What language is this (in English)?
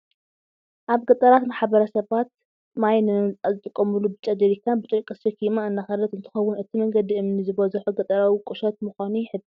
Tigrinya